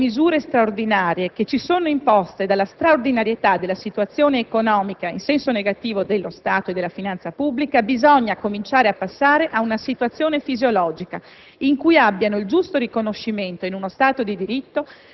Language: Italian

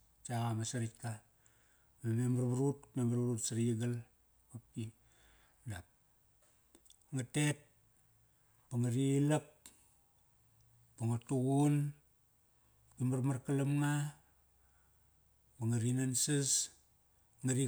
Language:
Kairak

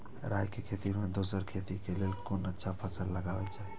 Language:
Maithili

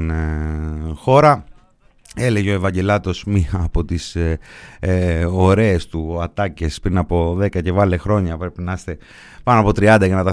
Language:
Greek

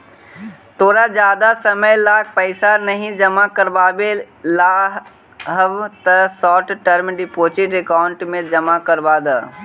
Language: Magahi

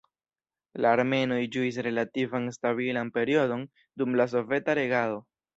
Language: Esperanto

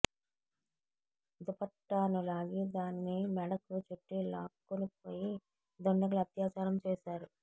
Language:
Telugu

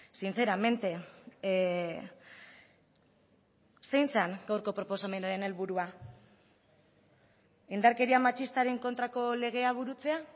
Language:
Basque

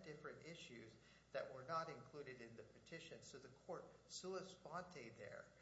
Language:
English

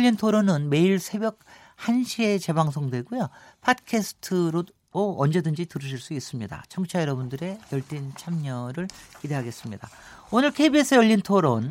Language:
Korean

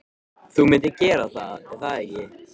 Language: Icelandic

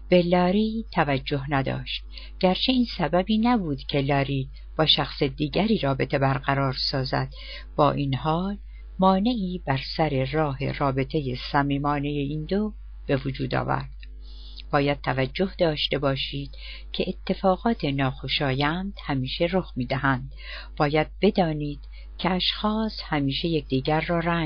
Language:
Persian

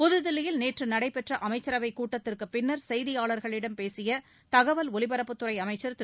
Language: Tamil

